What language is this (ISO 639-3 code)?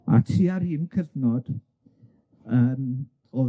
cym